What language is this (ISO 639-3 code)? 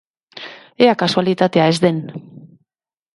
eus